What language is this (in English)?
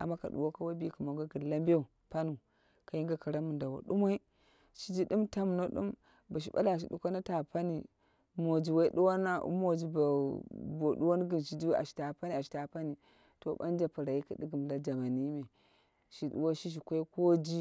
Dera (Nigeria)